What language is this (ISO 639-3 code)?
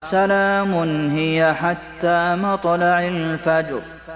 ara